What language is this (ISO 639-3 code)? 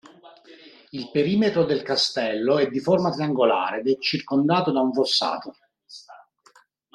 ita